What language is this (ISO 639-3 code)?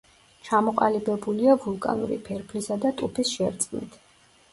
kat